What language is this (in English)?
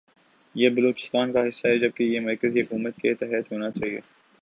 Urdu